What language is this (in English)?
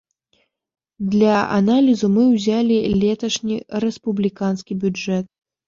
Belarusian